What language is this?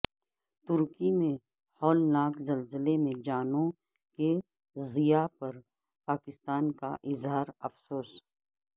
Urdu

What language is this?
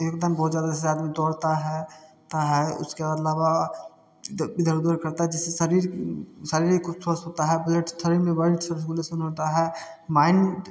Hindi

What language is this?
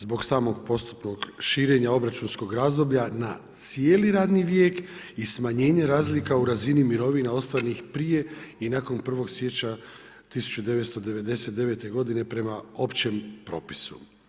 Croatian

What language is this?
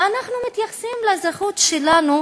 Hebrew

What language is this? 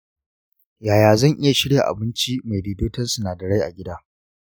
Hausa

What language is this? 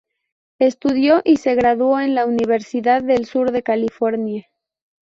Spanish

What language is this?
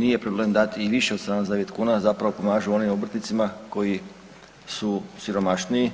Croatian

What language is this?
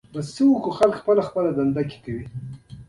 Pashto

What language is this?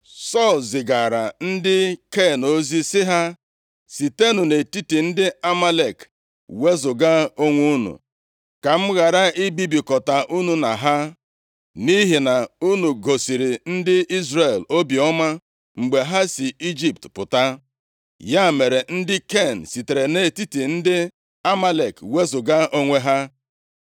Igbo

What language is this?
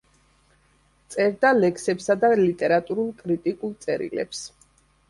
Georgian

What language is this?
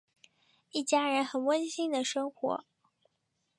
Chinese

